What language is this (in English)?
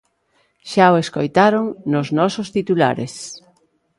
Galician